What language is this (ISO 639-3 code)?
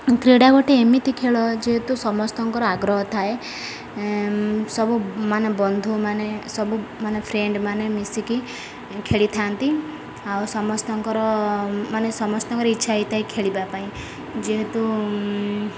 ori